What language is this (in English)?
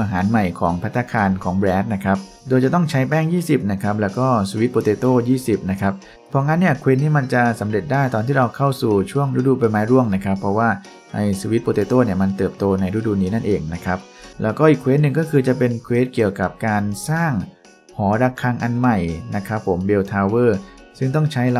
Thai